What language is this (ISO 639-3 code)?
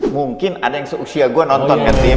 ind